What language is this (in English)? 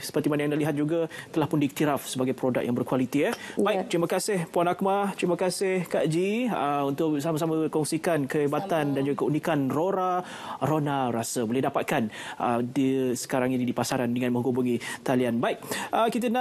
Malay